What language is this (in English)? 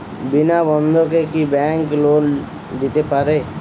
Bangla